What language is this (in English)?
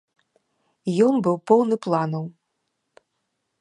Belarusian